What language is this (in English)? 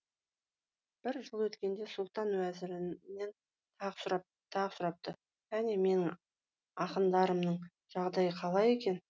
Kazakh